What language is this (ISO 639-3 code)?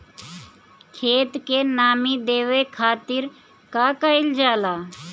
bho